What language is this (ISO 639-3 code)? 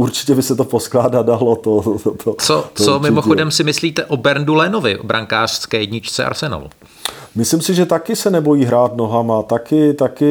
ces